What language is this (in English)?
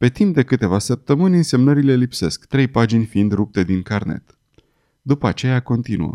Romanian